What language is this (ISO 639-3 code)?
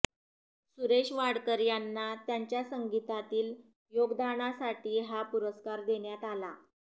mar